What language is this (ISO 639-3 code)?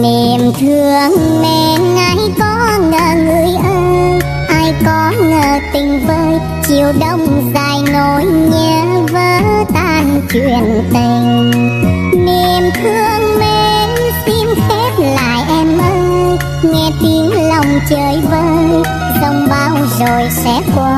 vie